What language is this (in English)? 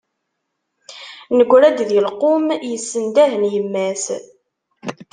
Kabyle